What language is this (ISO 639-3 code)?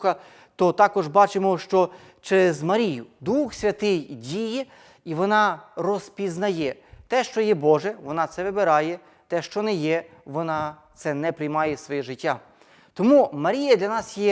ukr